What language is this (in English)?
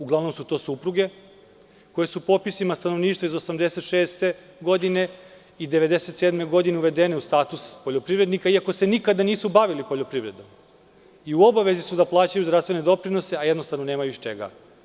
Serbian